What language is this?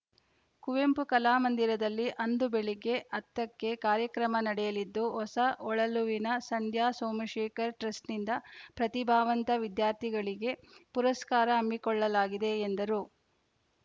Kannada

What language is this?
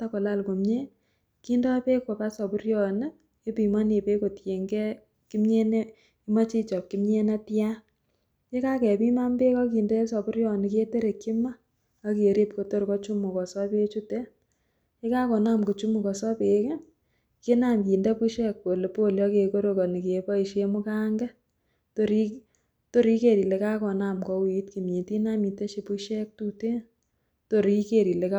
Kalenjin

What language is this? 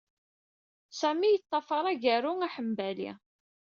Kabyle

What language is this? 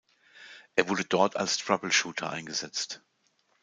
German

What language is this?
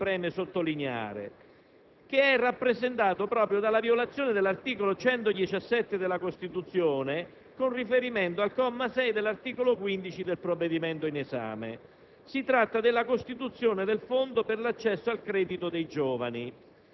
Italian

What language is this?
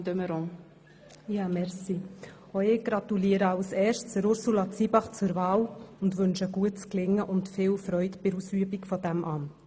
Swiss German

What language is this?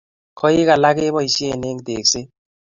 Kalenjin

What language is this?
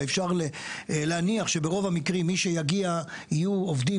Hebrew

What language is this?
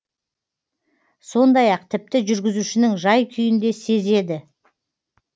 Kazakh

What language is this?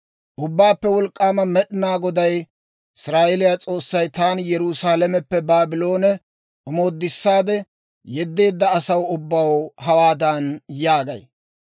Dawro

